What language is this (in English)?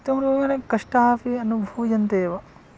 Sanskrit